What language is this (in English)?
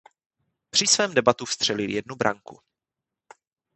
Czech